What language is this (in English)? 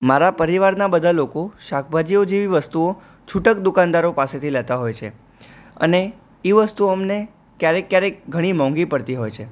Gujarati